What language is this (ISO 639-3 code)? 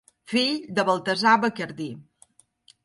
cat